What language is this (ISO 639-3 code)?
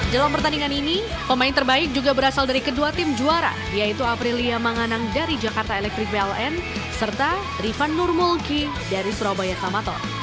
ind